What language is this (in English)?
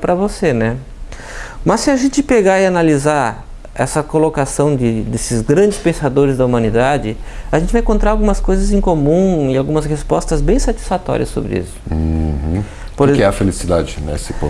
Portuguese